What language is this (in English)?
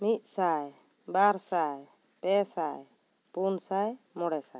Santali